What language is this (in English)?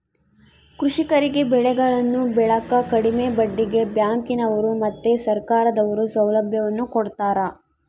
Kannada